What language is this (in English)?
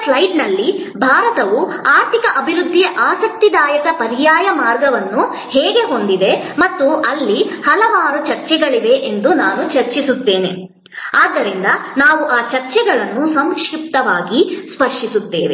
Kannada